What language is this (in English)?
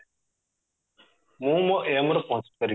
Odia